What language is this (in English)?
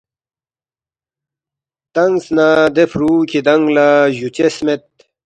Balti